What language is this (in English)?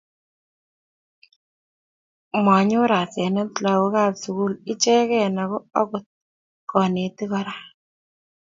Kalenjin